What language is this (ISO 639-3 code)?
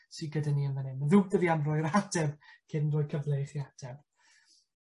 cym